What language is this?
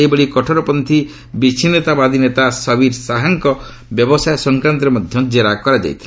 Odia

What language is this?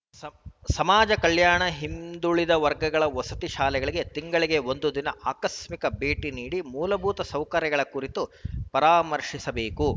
Kannada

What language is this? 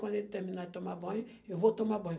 Portuguese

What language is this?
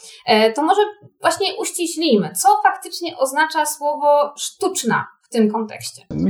Polish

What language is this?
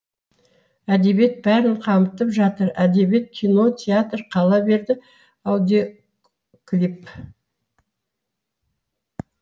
Kazakh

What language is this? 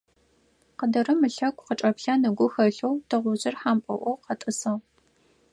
Adyghe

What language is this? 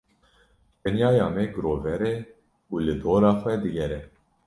Kurdish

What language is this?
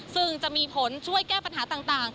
Thai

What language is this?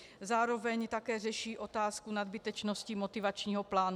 Czech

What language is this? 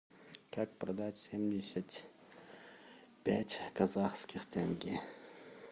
Russian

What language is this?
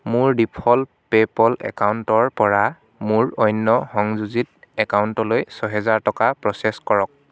Assamese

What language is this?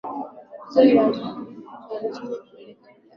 Swahili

